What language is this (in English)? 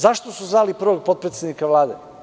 Serbian